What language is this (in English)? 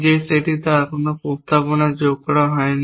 Bangla